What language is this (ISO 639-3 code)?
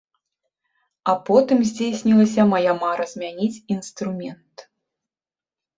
bel